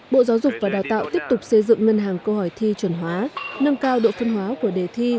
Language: Vietnamese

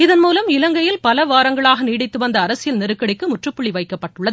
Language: Tamil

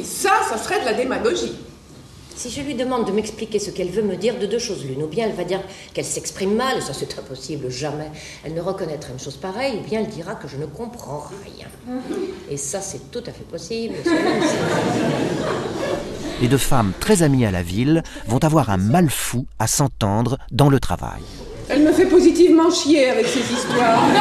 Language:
French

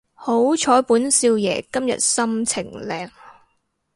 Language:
Cantonese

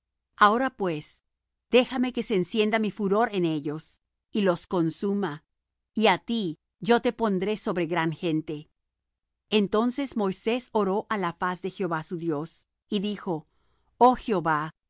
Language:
Spanish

